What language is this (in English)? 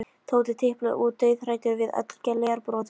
Icelandic